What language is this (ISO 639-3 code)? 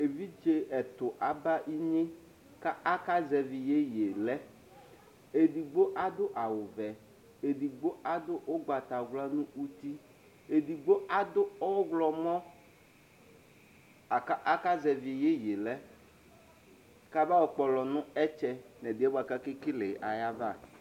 kpo